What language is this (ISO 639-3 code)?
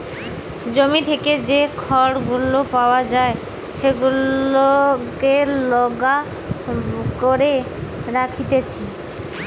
ben